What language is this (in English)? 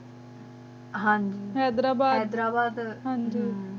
Punjabi